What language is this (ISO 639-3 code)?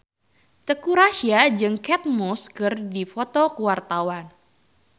sun